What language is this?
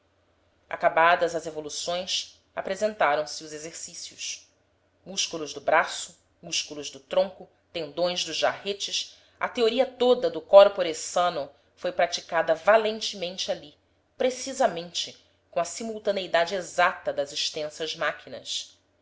Portuguese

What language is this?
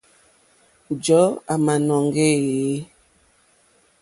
Mokpwe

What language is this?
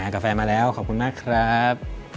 Thai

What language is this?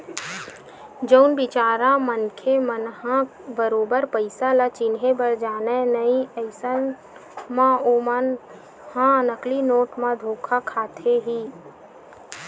Chhattisgarhi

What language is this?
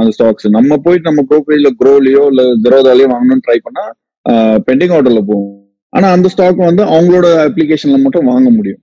Tamil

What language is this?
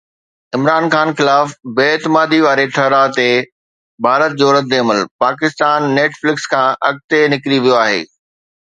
Sindhi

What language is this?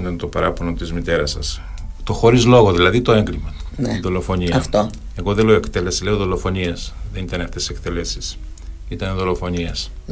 Greek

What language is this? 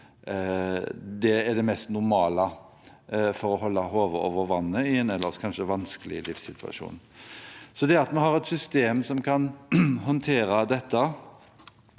Norwegian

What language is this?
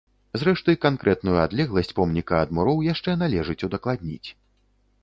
Belarusian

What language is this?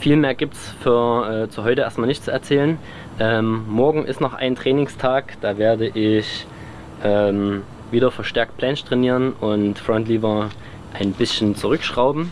German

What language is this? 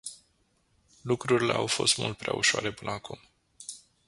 Romanian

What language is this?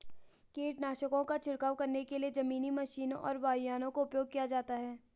Hindi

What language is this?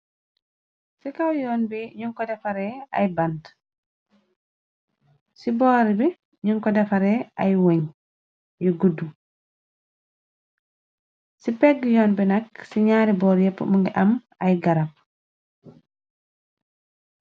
Wolof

